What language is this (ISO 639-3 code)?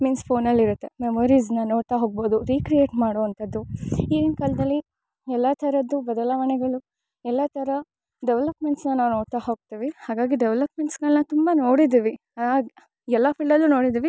kan